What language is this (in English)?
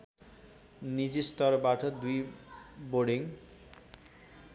Nepali